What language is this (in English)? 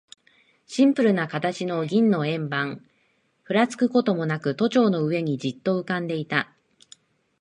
Japanese